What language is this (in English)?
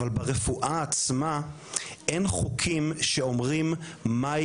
Hebrew